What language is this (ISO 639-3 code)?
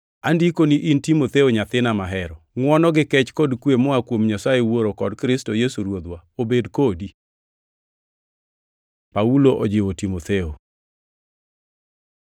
luo